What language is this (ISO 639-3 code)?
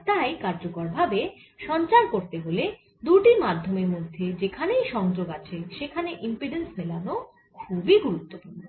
ben